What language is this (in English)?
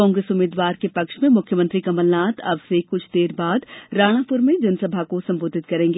Hindi